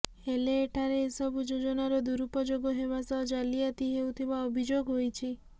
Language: Odia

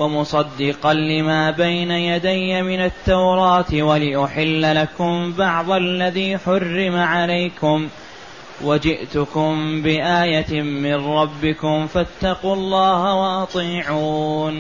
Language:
Arabic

